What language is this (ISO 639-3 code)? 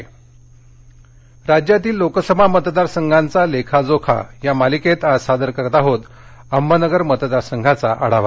mar